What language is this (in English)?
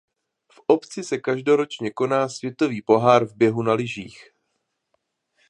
Czech